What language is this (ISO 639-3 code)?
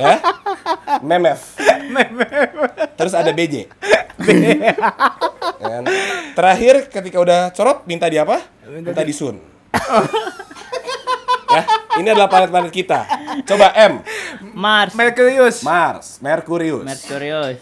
ind